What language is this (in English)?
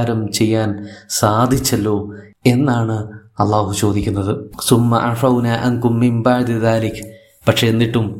Malayalam